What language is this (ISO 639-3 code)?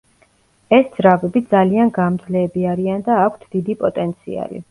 kat